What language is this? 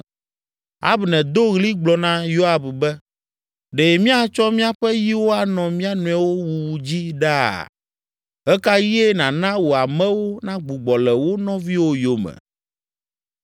Ewe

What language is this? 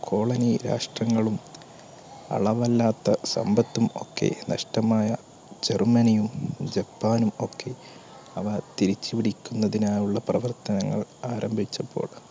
Malayalam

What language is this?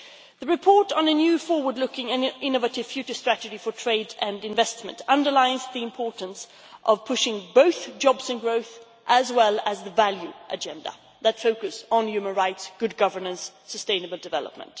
English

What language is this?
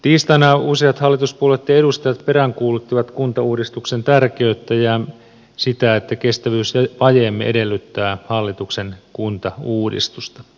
Finnish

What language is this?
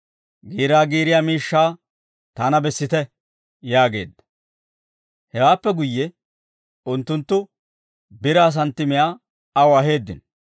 Dawro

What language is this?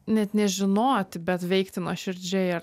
Lithuanian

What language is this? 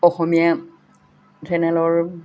Assamese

